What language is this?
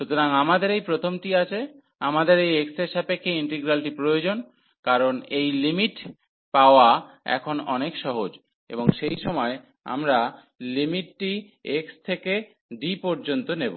Bangla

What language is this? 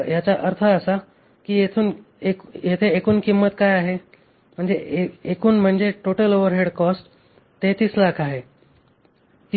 Marathi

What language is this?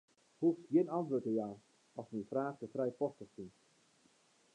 Western Frisian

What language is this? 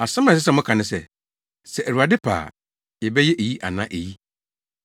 Akan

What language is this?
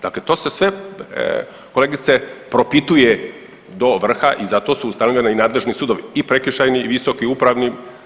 Croatian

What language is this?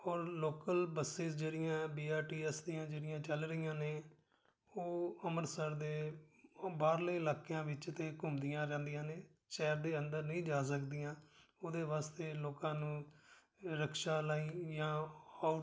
Punjabi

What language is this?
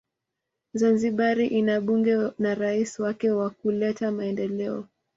Swahili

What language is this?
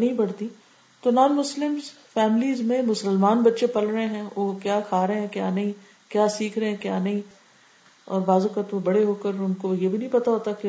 Urdu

